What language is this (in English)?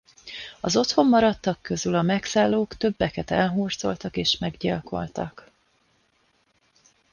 Hungarian